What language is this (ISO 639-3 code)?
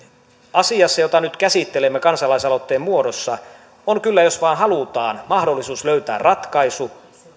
fin